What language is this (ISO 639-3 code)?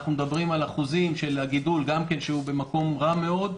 heb